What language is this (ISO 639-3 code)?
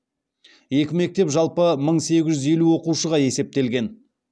kaz